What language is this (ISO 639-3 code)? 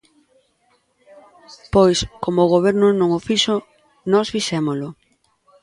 glg